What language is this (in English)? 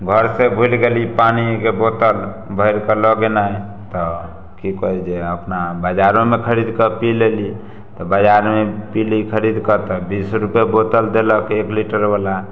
Maithili